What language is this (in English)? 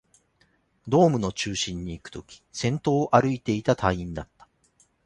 Japanese